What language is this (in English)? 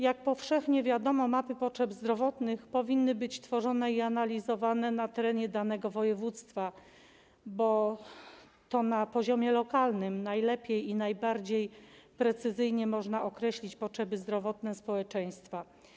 Polish